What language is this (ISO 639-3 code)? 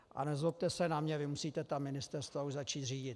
ces